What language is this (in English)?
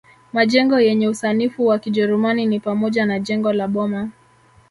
Swahili